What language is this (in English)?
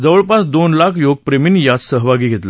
Marathi